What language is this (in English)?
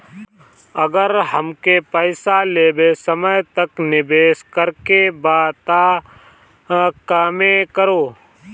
Bhojpuri